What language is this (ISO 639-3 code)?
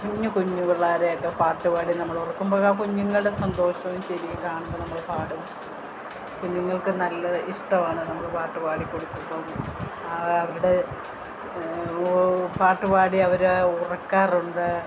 mal